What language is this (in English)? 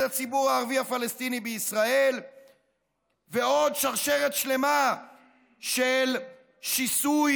Hebrew